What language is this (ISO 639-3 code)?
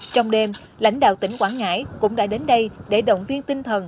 vie